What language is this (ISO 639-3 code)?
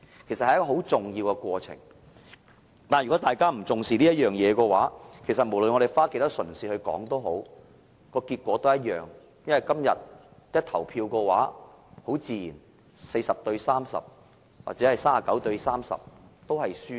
yue